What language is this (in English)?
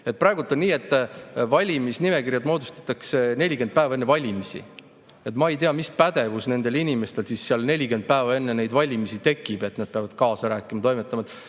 Estonian